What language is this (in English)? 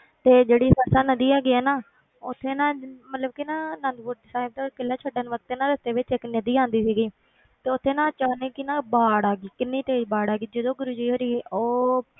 Punjabi